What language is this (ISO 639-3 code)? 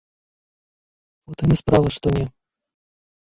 bel